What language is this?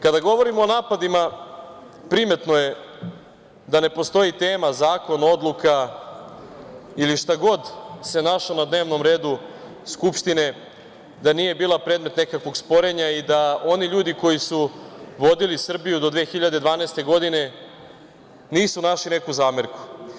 Serbian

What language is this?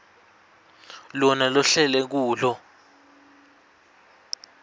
Swati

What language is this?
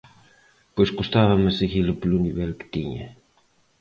Galician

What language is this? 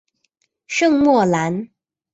Chinese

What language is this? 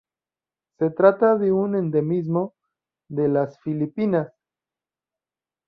Spanish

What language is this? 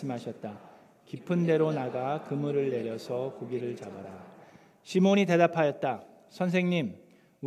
Korean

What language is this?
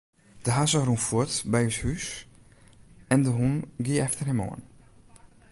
Western Frisian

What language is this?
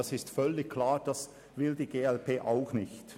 Swiss German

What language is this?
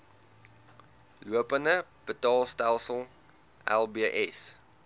Afrikaans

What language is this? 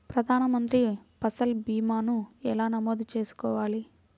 Telugu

